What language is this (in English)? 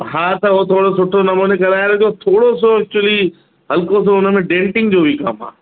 Sindhi